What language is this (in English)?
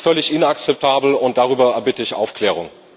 German